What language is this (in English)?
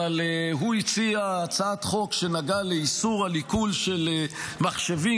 Hebrew